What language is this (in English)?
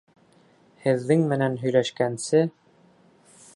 Bashkir